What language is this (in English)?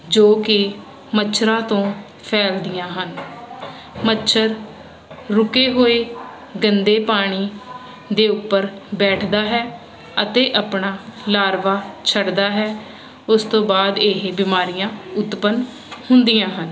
Punjabi